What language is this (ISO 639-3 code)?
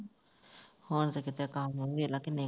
pan